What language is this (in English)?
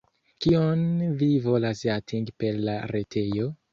Esperanto